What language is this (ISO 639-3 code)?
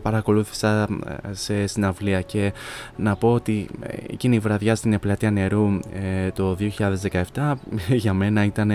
ell